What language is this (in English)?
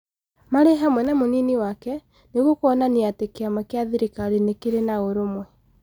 Kikuyu